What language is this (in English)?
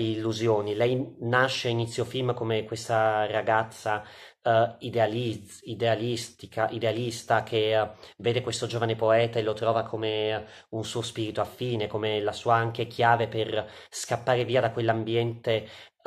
Italian